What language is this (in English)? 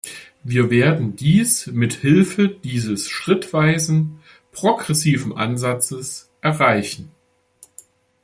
German